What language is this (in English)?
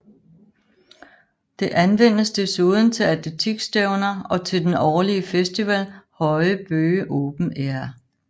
Danish